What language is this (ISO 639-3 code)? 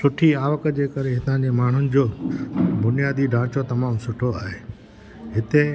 snd